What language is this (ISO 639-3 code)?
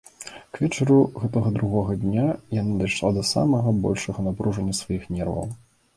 bel